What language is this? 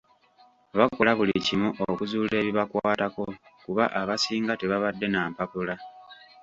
Ganda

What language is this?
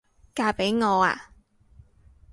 Cantonese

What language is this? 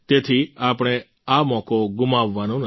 Gujarati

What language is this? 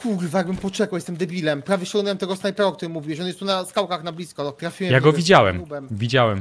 Polish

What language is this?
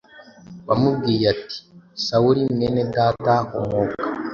Kinyarwanda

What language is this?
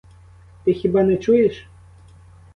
Ukrainian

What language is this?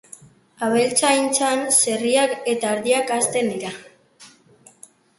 Basque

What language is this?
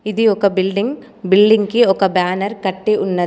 Telugu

